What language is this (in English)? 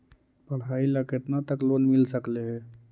Magahi